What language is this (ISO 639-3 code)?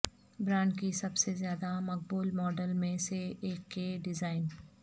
urd